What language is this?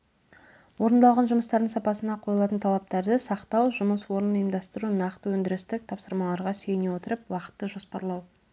Kazakh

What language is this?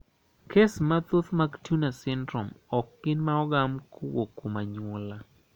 Luo (Kenya and Tanzania)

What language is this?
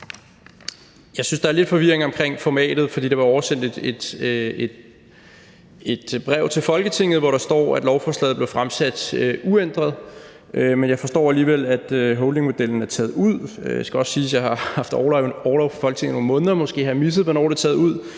Danish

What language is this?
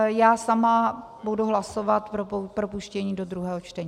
Czech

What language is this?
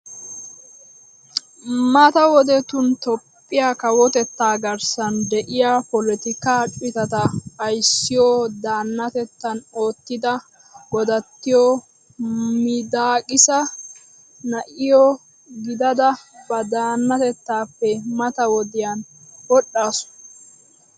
Wolaytta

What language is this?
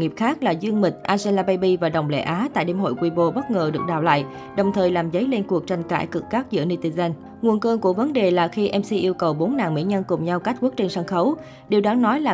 Vietnamese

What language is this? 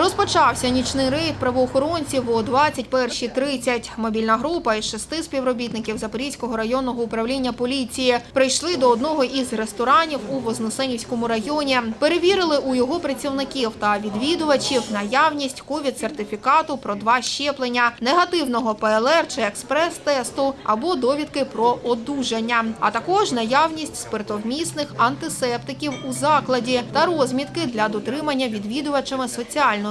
Ukrainian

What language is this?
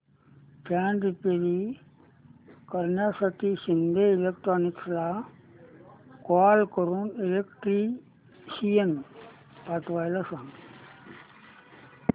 Marathi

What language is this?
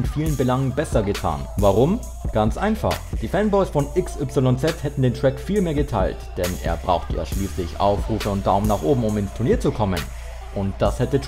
German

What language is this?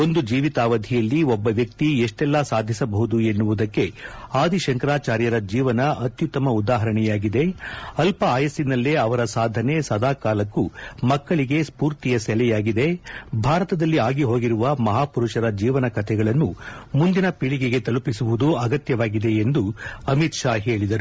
Kannada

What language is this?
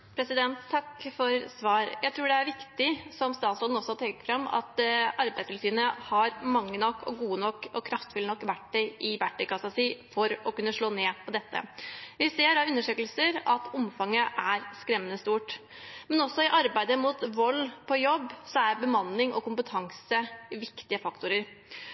Norwegian Bokmål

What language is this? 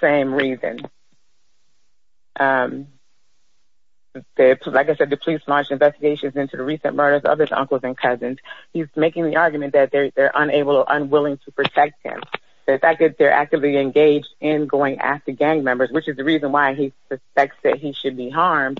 English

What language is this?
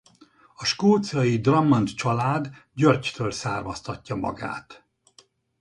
Hungarian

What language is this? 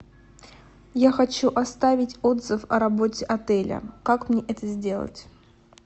Russian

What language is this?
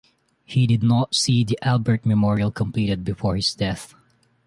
English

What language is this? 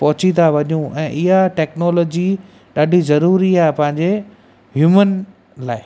Sindhi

